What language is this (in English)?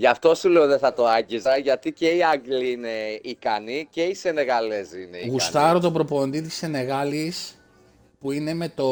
Greek